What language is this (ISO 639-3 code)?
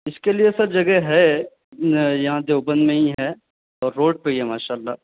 urd